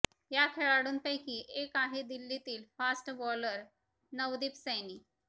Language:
Marathi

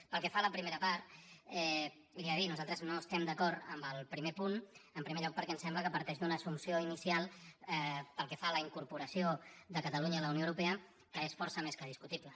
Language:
Catalan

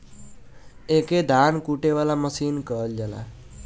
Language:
Bhojpuri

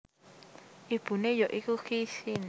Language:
Javanese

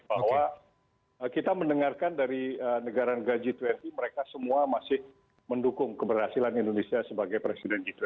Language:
Indonesian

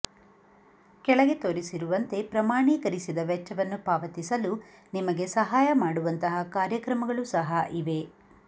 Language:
Kannada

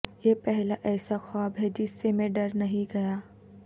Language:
Urdu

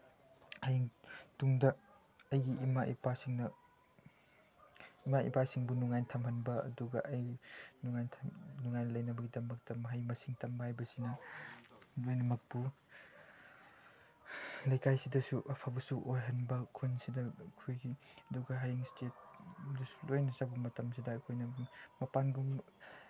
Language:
Manipuri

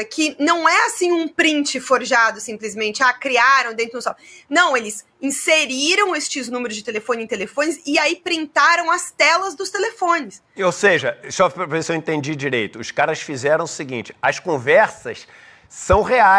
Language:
Portuguese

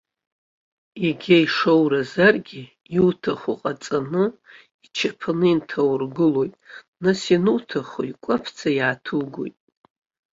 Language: Abkhazian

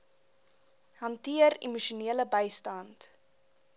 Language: Afrikaans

